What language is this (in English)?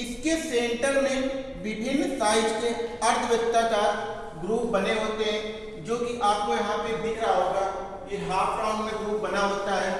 Hindi